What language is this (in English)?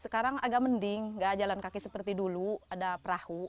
Indonesian